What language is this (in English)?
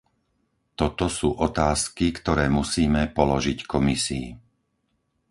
Slovak